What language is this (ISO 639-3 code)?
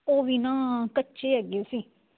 pan